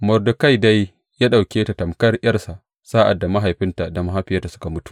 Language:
Hausa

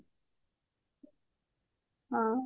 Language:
Odia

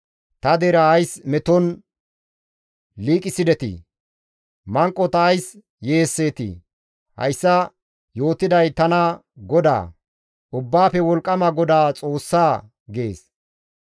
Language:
Gamo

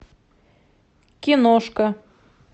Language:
Russian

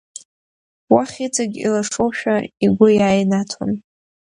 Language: Abkhazian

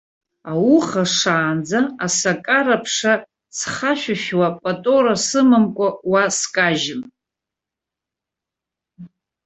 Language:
Abkhazian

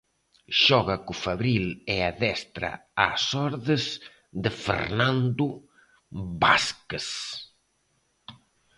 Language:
Galician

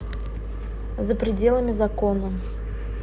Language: Russian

